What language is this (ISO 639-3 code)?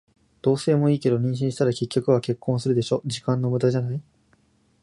jpn